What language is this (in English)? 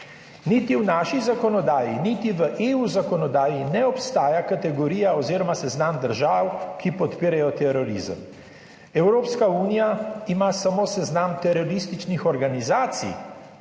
Slovenian